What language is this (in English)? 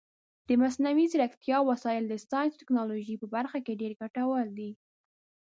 Pashto